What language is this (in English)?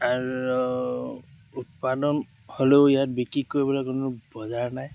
Assamese